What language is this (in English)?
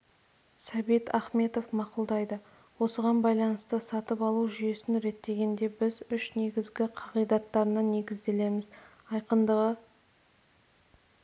Kazakh